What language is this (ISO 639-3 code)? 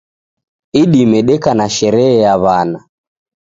dav